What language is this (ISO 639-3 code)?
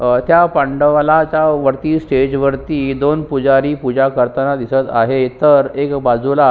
mar